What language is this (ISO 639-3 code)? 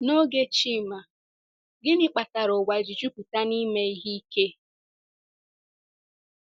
ibo